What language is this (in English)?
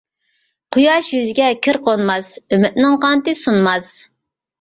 Uyghur